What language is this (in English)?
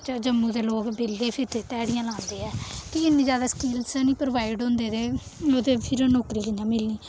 Dogri